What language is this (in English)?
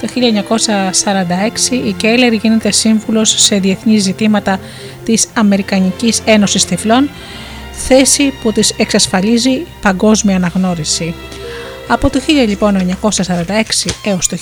Greek